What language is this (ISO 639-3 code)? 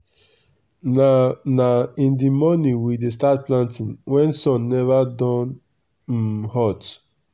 pcm